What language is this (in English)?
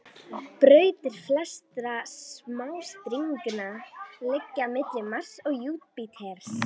Icelandic